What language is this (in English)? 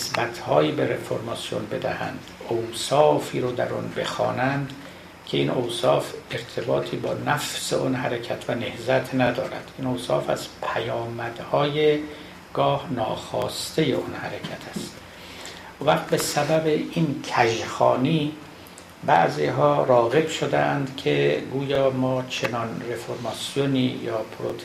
Persian